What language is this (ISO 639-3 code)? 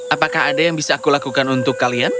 ind